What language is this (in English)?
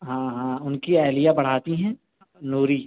Urdu